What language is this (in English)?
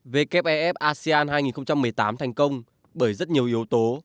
Vietnamese